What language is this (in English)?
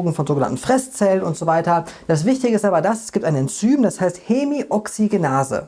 German